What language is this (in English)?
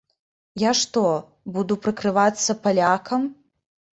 Belarusian